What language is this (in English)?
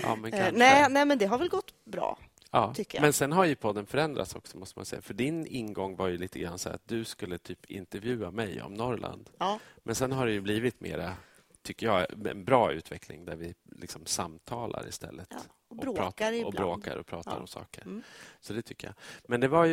Swedish